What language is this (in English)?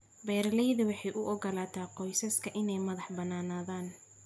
Somali